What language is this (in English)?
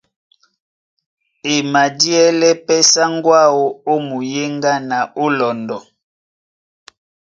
Duala